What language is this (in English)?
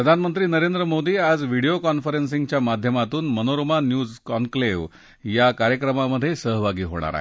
Marathi